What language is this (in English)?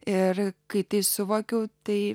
Lithuanian